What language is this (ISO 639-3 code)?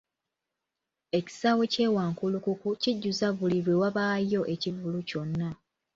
lug